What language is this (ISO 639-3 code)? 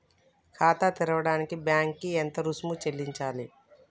tel